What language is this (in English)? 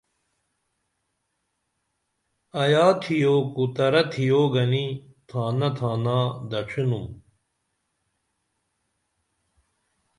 Dameli